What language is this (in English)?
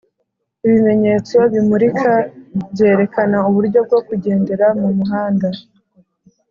Kinyarwanda